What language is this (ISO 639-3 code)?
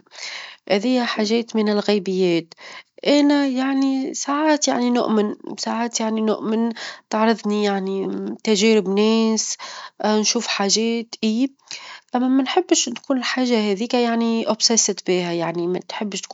aeb